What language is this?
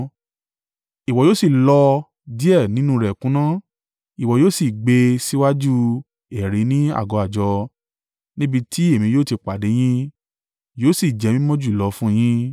Yoruba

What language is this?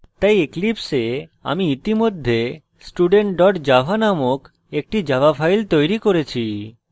Bangla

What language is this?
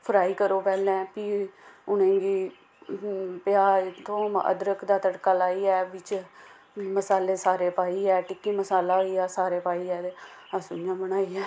Dogri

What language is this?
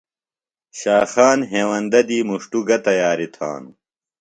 Phalura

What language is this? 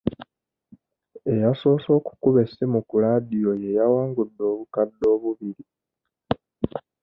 Ganda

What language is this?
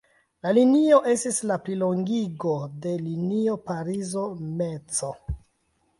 Esperanto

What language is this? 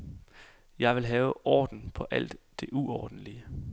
Danish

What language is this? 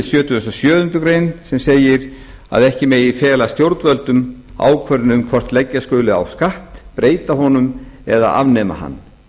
Icelandic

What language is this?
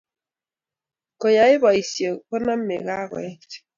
Kalenjin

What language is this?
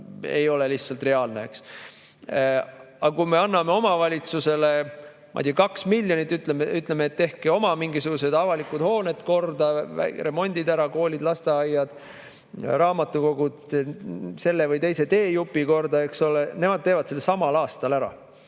Estonian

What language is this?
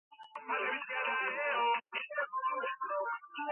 Georgian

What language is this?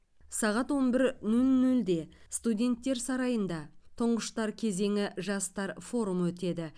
Kazakh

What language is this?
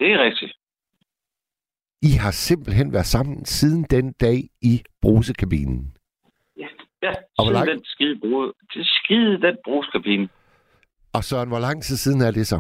Danish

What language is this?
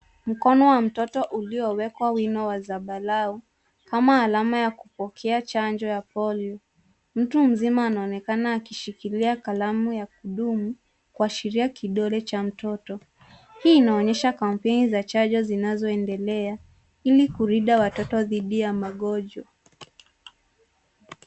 Swahili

